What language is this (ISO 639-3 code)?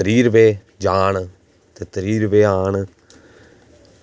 doi